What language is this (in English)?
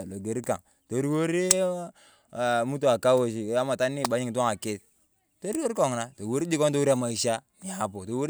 Turkana